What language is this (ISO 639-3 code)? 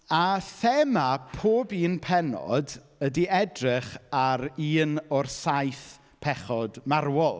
cym